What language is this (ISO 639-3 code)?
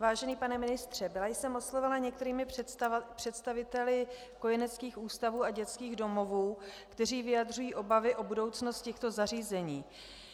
ces